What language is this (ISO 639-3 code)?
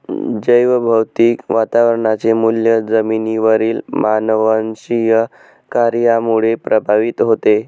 mar